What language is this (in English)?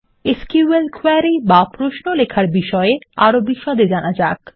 Bangla